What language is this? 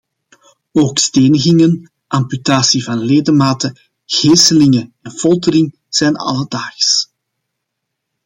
Dutch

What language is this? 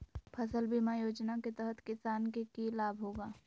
Magahi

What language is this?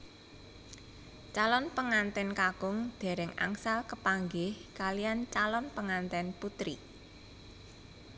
Javanese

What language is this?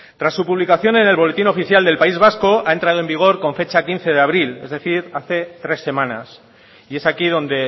Spanish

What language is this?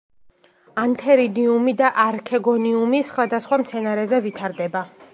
Georgian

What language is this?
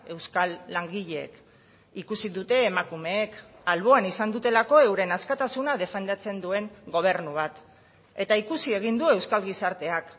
Basque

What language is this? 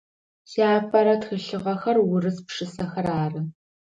Adyghe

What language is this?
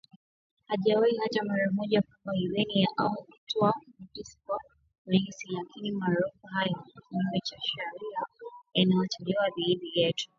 Swahili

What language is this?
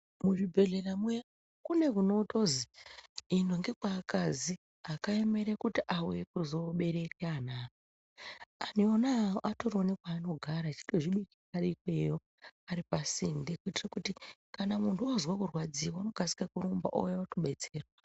Ndau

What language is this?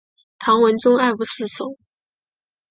Chinese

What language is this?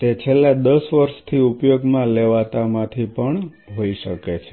Gujarati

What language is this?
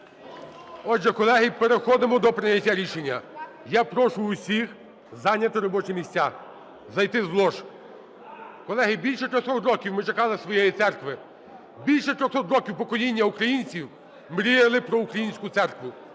Ukrainian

